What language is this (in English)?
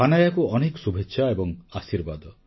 Odia